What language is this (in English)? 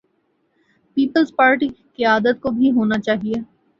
Urdu